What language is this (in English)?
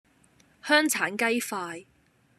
Cantonese